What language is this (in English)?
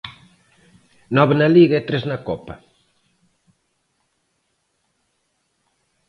Galician